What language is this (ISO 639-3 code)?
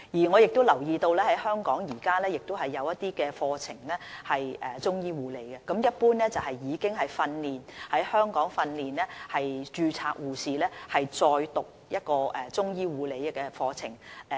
yue